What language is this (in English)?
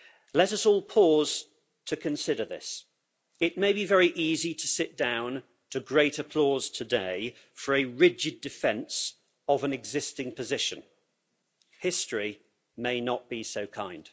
English